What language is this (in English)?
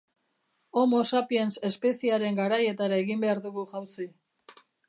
Basque